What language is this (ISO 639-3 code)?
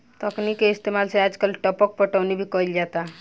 bho